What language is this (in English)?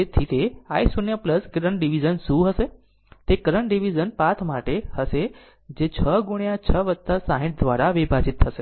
Gujarati